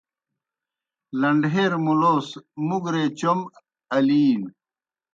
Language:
Kohistani Shina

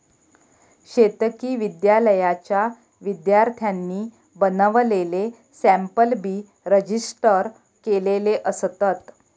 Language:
Marathi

